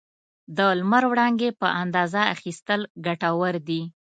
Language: Pashto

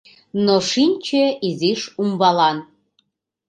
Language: Mari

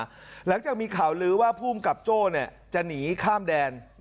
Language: Thai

